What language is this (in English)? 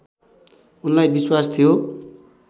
Nepali